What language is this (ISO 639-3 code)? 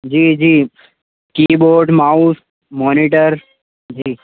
urd